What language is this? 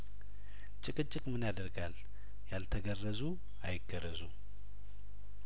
Amharic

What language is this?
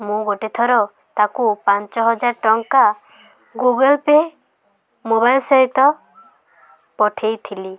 Odia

